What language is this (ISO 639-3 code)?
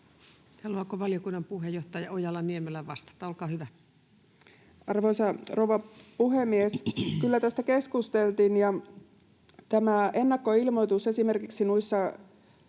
fin